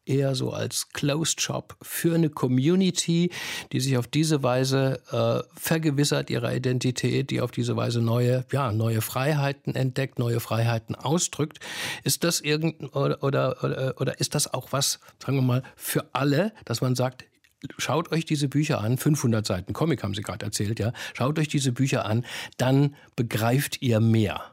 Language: German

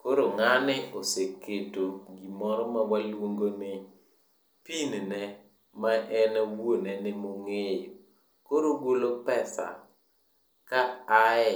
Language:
Luo (Kenya and Tanzania)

